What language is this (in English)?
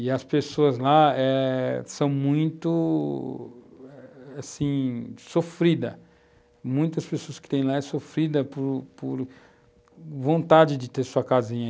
Portuguese